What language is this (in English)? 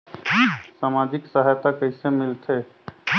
Chhattisgarhi